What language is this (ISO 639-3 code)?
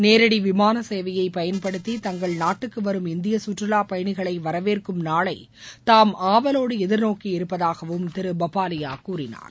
tam